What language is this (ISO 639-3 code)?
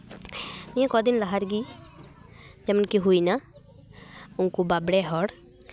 sat